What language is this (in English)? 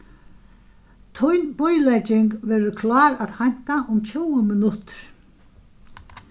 Faroese